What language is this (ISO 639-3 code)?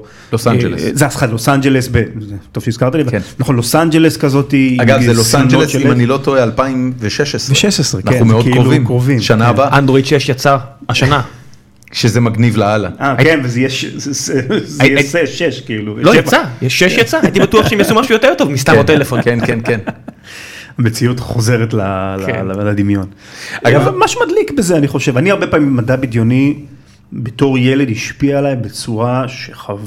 heb